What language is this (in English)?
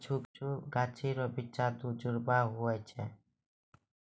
Maithili